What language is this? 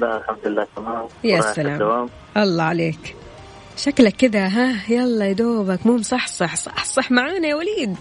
Arabic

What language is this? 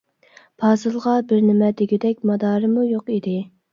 Uyghur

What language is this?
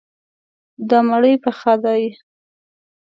Pashto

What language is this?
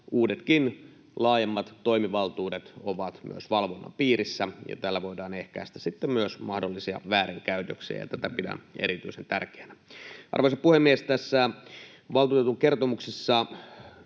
Finnish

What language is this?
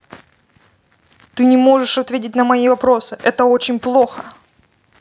Russian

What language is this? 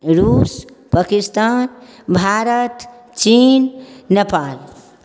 Maithili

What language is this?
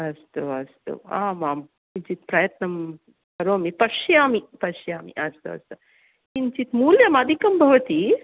Sanskrit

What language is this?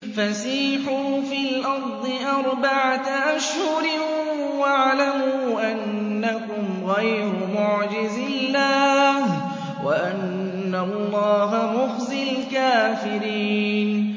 Arabic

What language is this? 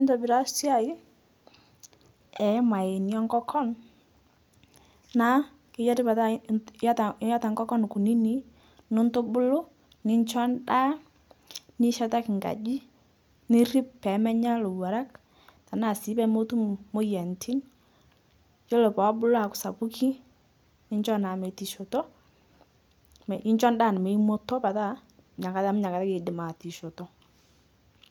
Masai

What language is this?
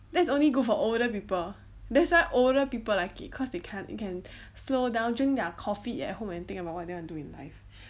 English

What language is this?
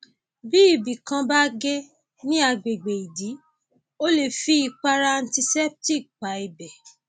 Yoruba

